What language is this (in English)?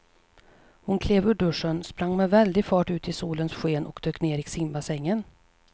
Swedish